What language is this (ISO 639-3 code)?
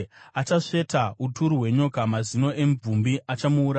sna